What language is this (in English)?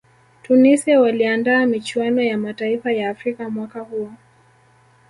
Swahili